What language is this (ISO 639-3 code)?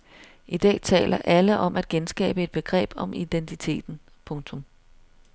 dan